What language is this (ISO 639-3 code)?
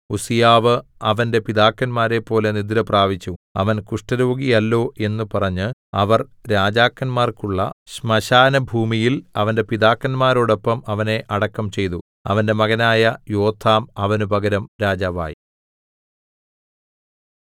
mal